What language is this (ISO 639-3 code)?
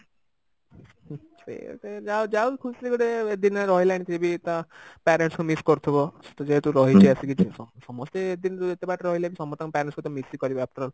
ori